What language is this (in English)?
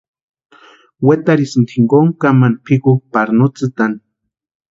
Western Highland Purepecha